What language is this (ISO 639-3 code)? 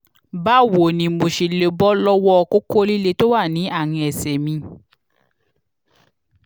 yor